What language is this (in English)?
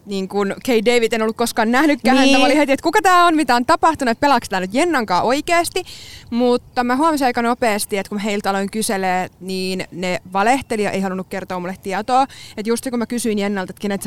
Finnish